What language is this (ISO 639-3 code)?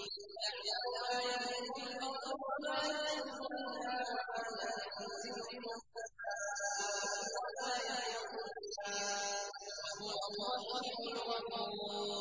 ara